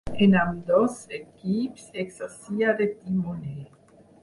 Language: Catalan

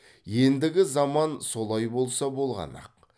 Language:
Kazakh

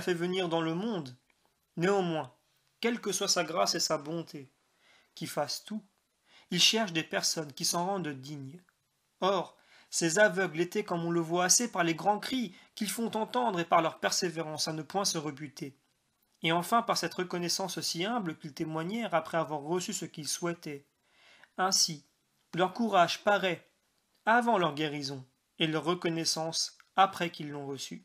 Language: French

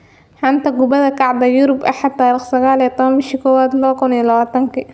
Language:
Somali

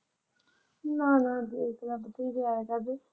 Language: Punjabi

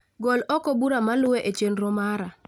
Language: Luo (Kenya and Tanzania)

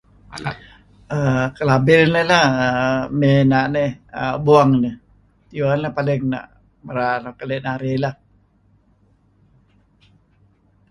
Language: Kelabit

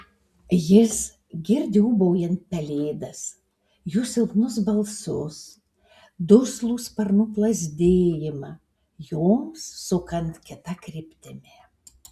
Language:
Lithuanian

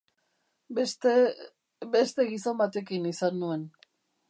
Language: Basque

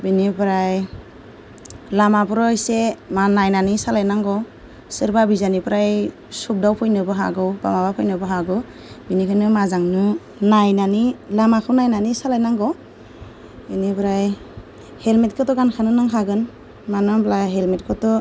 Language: Bodo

